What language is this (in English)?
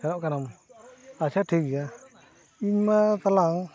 Santali